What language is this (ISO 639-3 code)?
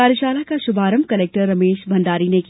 hin